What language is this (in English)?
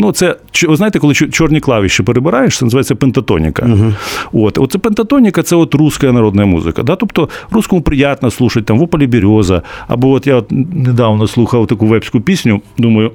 Ukrainian